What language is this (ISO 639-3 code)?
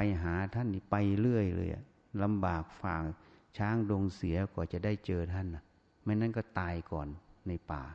tha